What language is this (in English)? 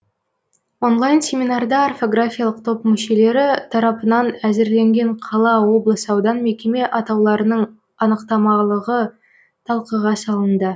Kazakh